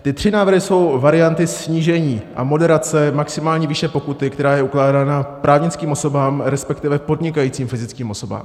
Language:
Czech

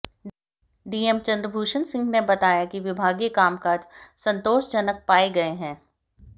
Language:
Hindi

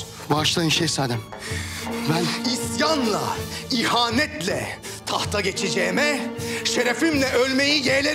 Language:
Turkish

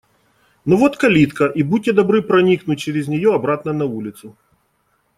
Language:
Russian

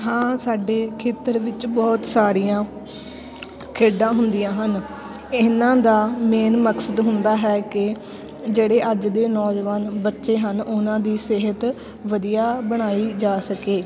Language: Punjabi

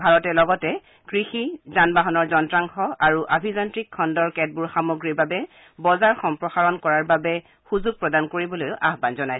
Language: Assamese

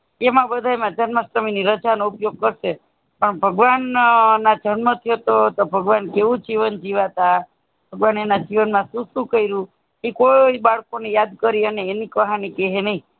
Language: Gujarati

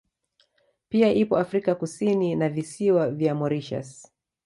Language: Swahili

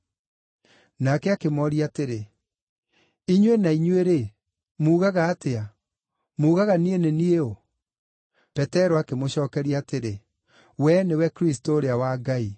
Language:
Kikuyu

